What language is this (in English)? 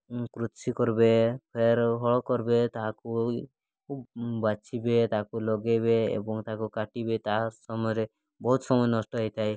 Odia